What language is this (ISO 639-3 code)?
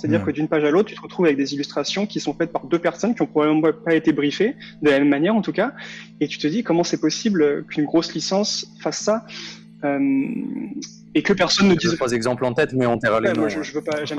fra